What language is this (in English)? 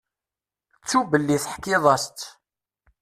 Kabyle